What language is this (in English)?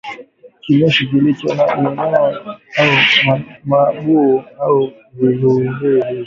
Swahili